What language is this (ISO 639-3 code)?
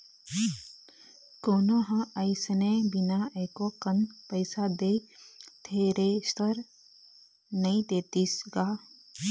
hne